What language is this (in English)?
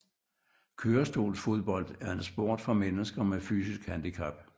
Danish